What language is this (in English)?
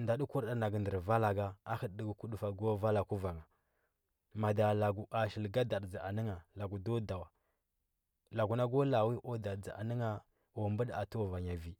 Huba